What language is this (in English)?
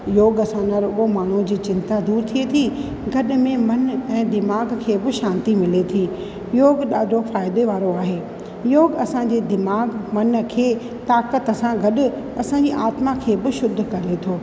Sindhi